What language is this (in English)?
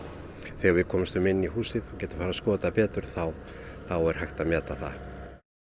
Icelandic